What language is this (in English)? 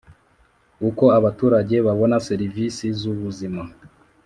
Kinyarwanda